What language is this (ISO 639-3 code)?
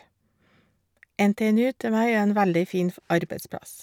nor